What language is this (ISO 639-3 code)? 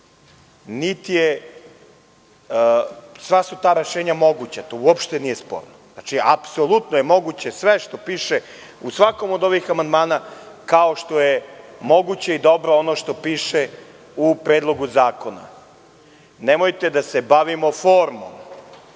srp